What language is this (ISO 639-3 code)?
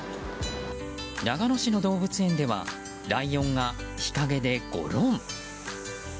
jpn